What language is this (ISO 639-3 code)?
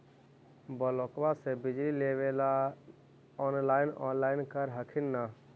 mag